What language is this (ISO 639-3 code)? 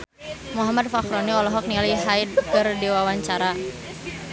sun